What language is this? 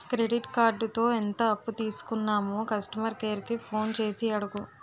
Telugu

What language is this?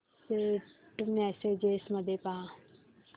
Marathi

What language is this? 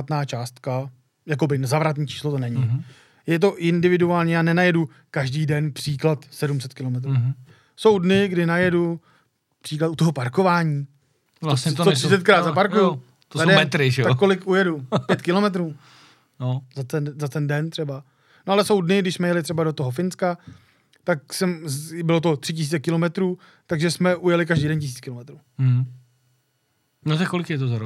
Czech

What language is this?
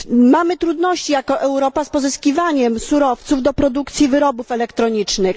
Polish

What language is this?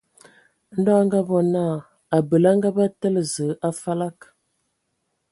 Ewondo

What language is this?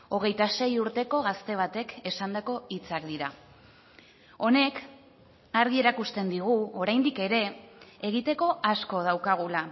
Basque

